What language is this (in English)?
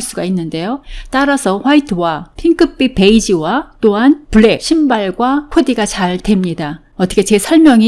Korean